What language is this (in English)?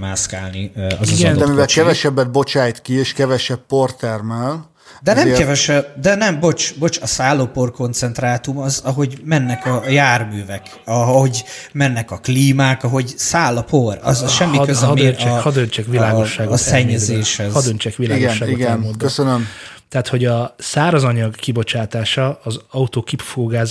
Hungarian